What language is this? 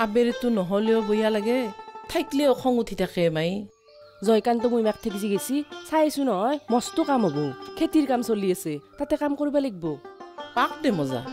Bangla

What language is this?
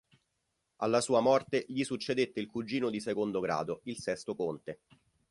Italian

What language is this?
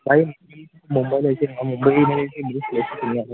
Marathi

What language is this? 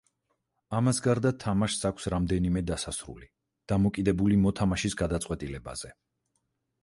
Georgian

